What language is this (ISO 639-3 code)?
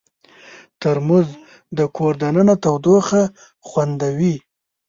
pus